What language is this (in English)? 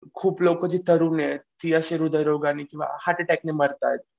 Marathi